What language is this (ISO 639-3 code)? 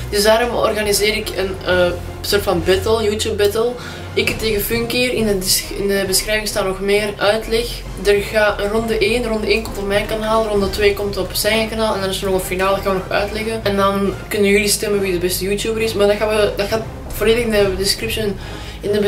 nld